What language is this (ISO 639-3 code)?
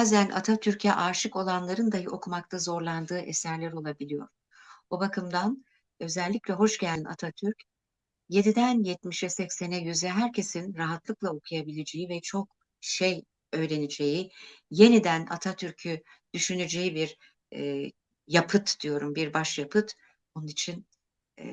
tur